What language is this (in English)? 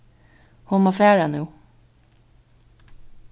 Faroese